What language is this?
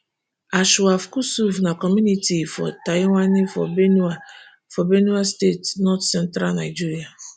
Nigerian Pidgin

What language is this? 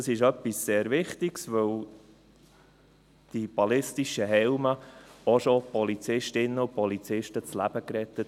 Swiss German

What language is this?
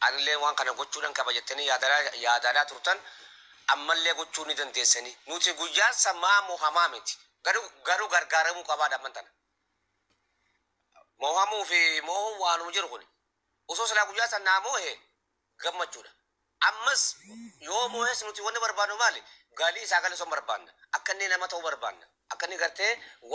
Arabic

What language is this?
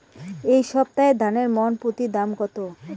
Bangla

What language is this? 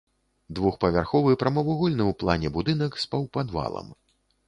Belarusian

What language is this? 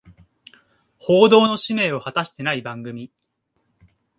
Japanese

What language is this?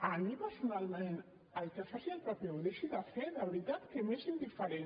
Catalan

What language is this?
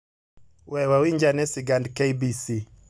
Luo (Kenya and Tanzania)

